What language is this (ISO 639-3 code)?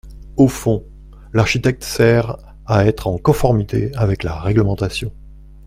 fra